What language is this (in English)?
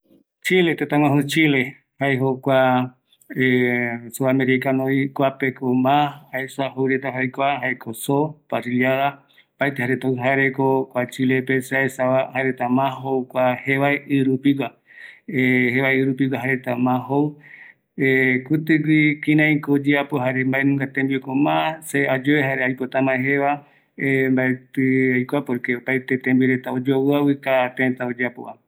Eastern Bolivian Guaraní